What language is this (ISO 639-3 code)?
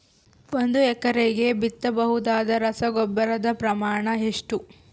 kan